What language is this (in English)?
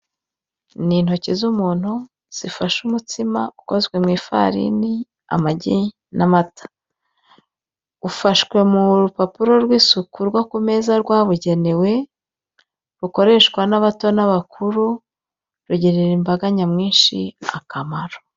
Kinyarwanda